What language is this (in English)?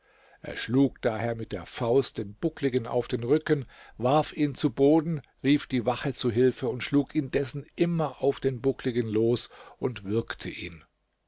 German